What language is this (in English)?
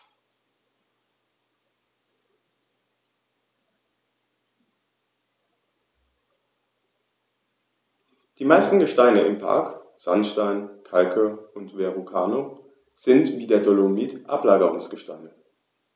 German